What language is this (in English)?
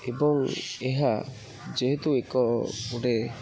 Odia